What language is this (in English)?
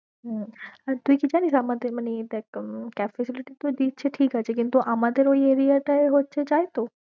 Bangla